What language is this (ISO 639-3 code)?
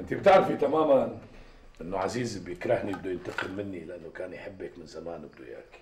ara